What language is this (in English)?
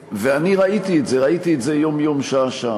Hebrew